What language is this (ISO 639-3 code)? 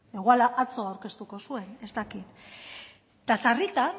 eus